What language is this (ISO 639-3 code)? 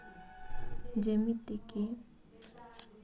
ori